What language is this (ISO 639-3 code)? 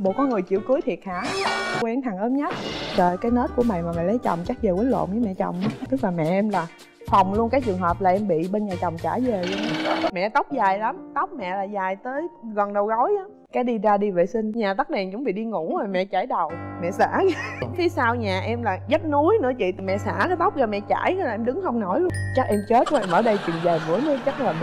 vie